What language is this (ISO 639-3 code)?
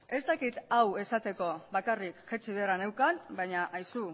eus